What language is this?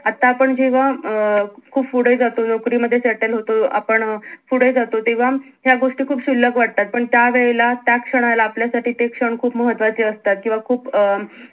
Marathi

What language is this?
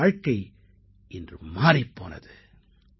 Tamil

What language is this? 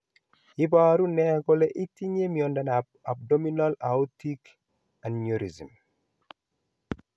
Kalenjin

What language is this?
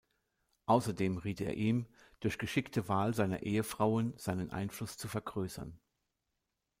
German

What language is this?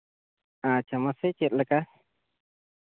Santali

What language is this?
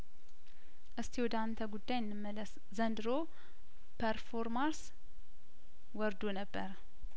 Amharic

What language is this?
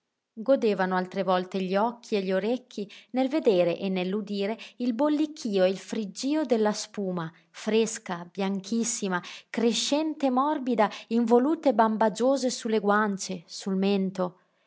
Italian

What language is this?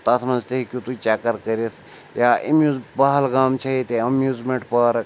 Kashmiri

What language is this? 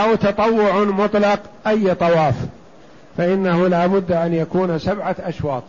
Arabic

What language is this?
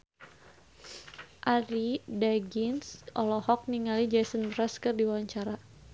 Sundanese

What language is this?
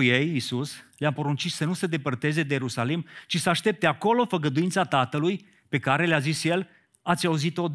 Romanian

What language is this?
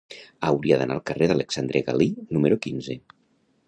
Catalan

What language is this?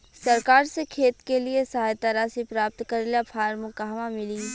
Bhojpuri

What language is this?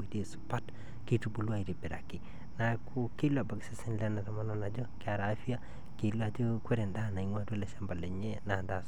Masai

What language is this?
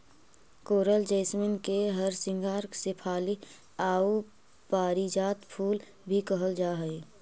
Magahi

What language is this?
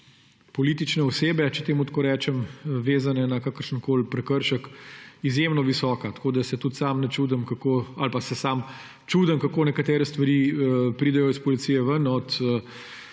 Slovenian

